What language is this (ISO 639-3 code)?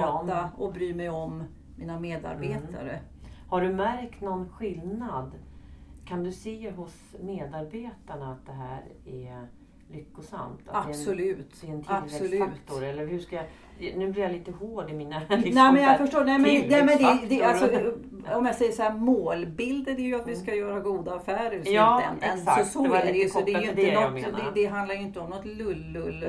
swe